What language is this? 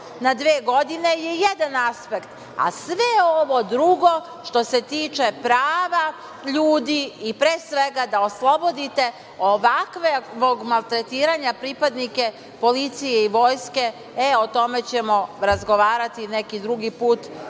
Serbian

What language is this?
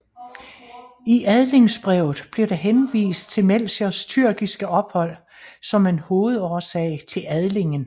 Danish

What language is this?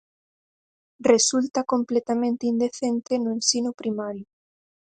Galician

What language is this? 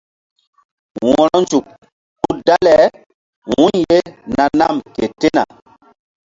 Mbum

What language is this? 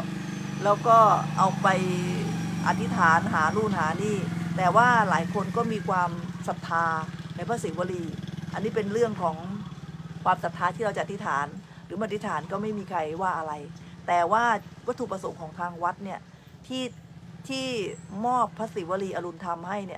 Thai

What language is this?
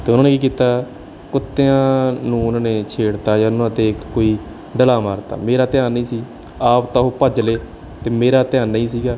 Punjabi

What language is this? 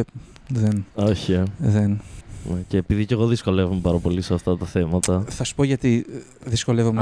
Greek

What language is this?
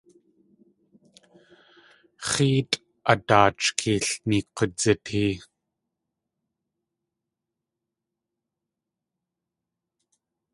Tlingit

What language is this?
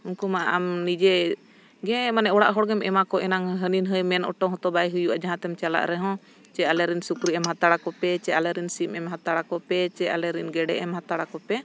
Santali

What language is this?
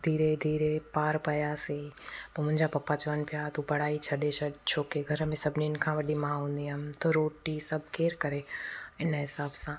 Sindhi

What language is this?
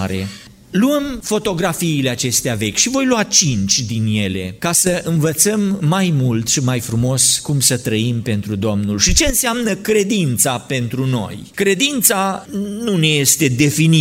Romanian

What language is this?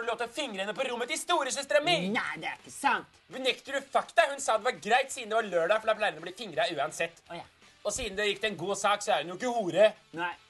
Norwegian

